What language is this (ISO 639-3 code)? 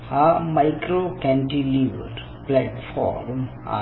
mar